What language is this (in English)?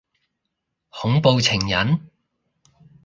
Cantonese